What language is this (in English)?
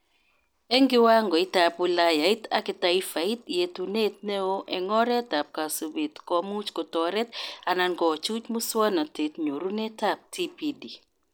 Kalenjin